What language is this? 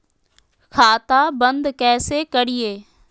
Magahi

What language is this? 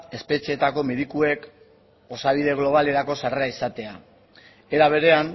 Basque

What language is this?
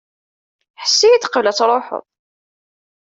Kabyle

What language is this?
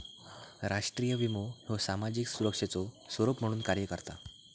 Marathi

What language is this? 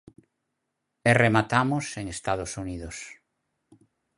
Galician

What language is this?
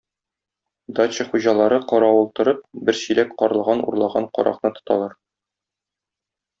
Tatar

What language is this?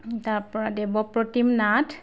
Assamese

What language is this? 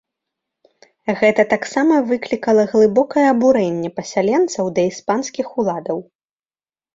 Belarusian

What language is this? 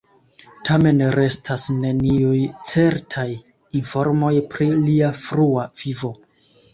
Esperanto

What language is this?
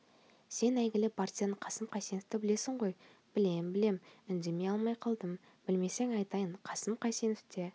Kazakh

